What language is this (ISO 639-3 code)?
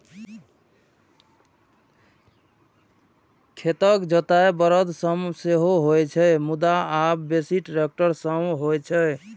mai